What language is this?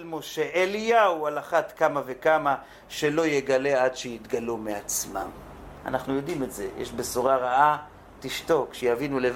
Hebrew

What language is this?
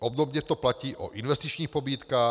Czech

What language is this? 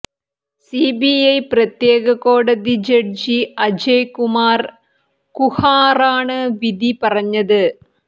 Malayalam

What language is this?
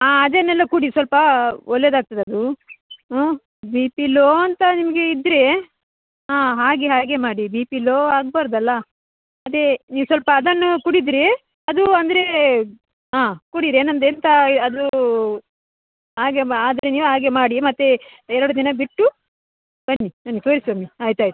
Kannada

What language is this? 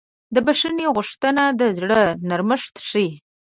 Pashto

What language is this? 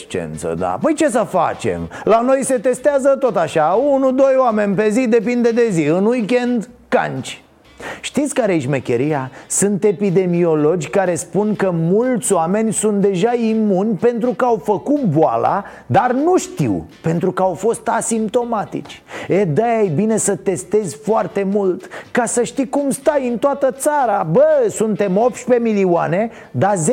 Romanian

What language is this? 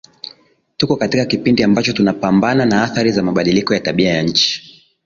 Swahili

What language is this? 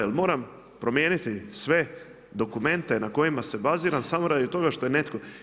Croatian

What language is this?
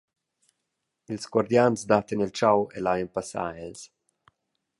Romansh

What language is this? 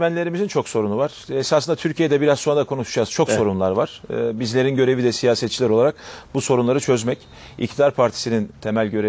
Turkish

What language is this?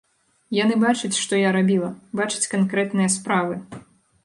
Belarusian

